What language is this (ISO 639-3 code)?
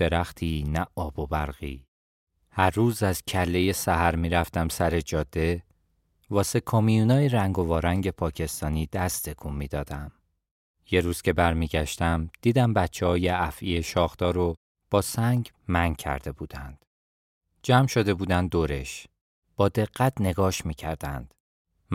fas